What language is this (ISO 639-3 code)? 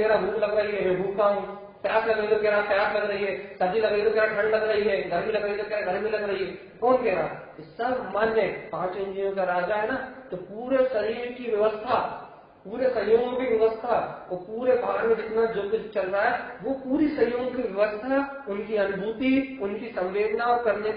hin